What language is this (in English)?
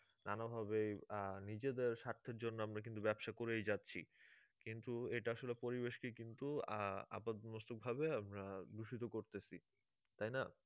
Bangla